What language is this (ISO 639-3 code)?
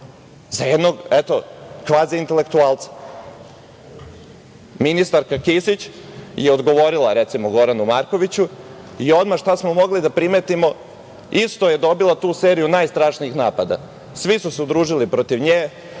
srp